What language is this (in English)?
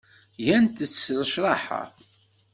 Kabyle